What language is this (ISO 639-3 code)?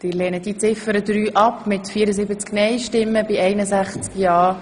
gsw